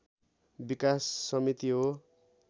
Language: Nepali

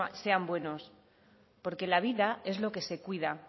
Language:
Spanish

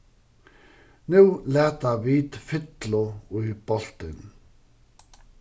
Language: Faroese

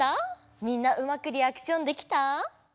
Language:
Japanese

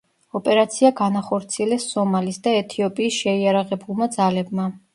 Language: Georgian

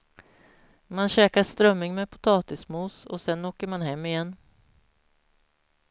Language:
Swedish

